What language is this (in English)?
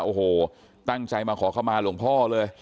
Thai